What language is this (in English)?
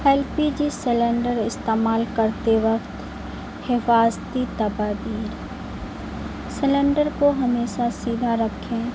Urdu